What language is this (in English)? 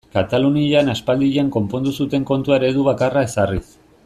Basque